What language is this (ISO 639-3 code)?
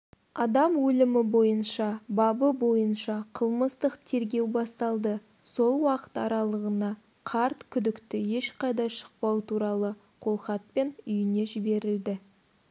kaz